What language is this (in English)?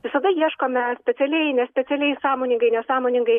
Lithuanian